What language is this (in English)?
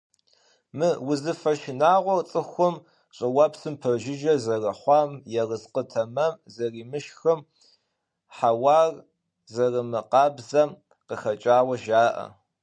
Kabardian